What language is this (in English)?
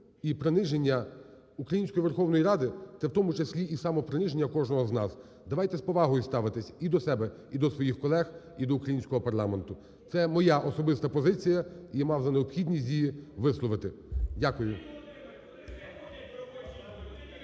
Ukrainian